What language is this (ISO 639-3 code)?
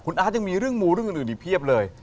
tha